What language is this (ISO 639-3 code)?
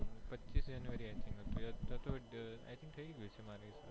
guj